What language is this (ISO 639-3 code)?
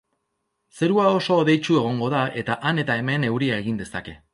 eus